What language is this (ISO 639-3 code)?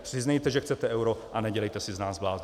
ces